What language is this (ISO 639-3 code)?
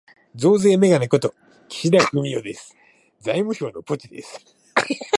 jpn